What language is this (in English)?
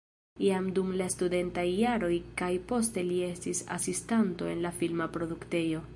Esperanto